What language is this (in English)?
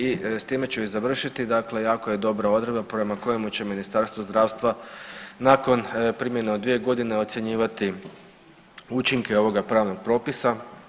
Croatian